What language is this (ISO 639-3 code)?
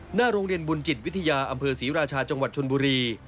tha